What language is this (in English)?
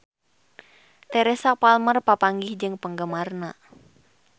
Sundanese